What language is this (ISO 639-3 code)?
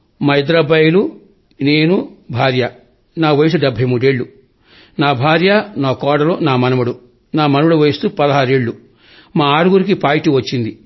tel